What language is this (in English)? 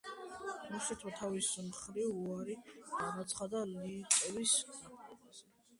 Georgian